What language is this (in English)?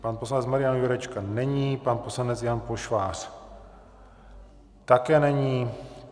Czech